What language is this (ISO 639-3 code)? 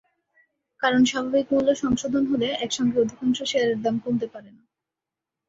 ben